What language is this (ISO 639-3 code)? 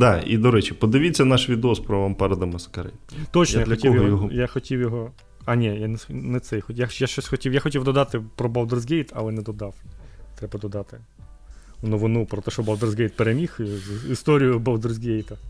ukr